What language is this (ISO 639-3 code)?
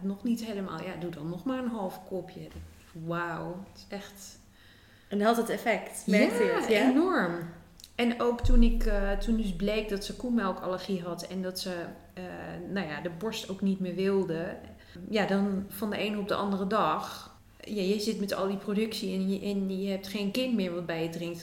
nld